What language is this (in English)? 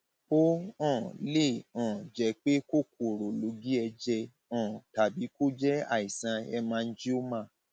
Yoruba